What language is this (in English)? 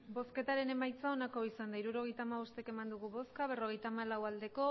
Basque